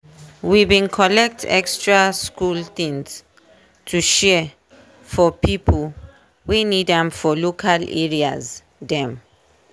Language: Nigerian Pidgin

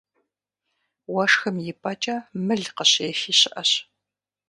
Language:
Kabardian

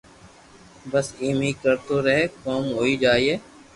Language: Loarki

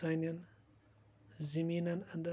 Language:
Kashmiri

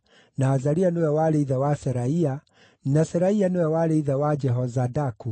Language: Kikuyu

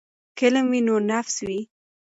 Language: Pashto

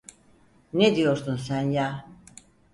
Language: Turkish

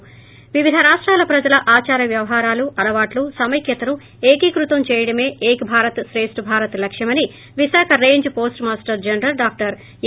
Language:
Telugu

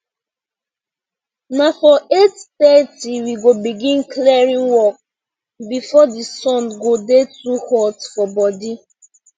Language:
Nigerian Pidgin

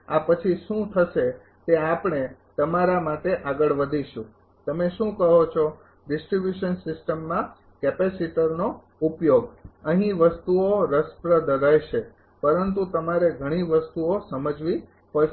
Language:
Gujarati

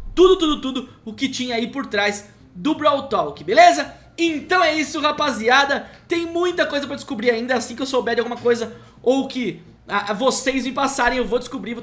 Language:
Portuguese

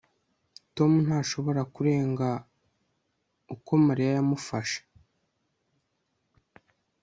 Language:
Kinyarwanda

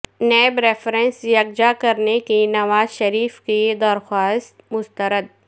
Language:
Urdu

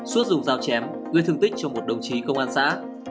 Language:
Vietnamese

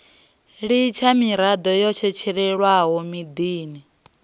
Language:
Venda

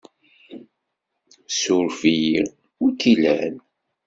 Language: Kabyle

